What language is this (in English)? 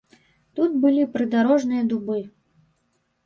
Belarusian